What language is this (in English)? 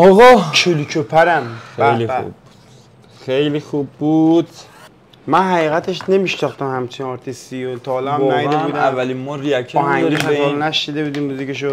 Persian